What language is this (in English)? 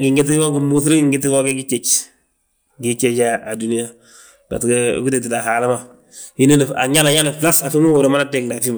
Balanta-Ganja